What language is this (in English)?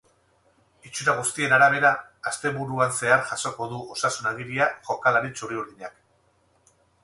Basque